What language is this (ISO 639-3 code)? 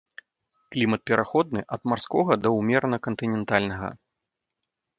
bel